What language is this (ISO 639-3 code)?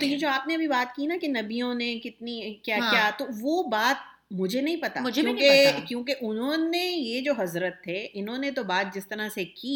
urd